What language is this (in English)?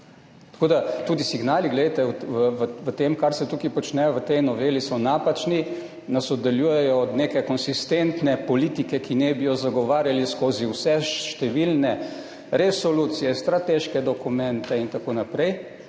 Slovenian